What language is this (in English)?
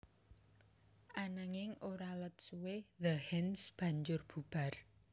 Javanese